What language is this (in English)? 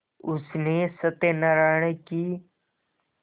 Hindi